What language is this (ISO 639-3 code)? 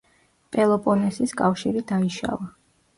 kat